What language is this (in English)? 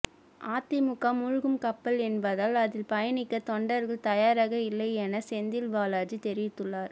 Tamil